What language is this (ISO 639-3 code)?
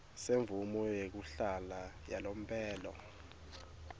ssw